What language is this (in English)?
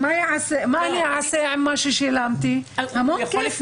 Hebrew